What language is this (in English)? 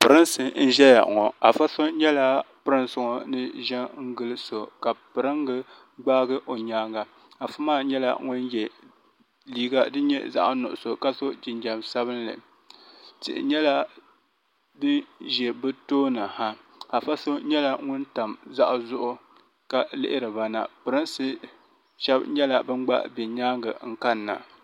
Dagbani